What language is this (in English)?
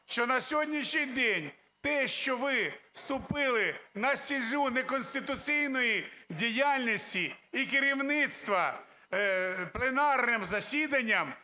Ukrainian